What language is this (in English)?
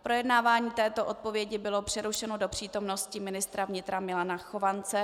Czech